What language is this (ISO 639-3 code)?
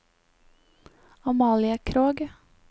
nor